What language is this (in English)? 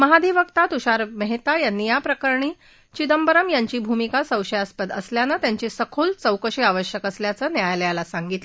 Marathi